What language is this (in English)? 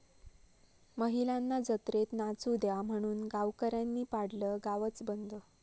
Marathi